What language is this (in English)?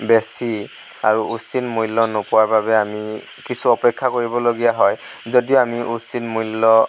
Assamese